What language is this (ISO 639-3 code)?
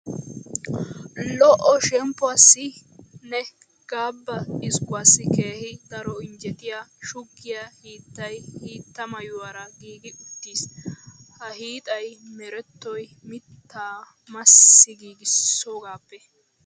wal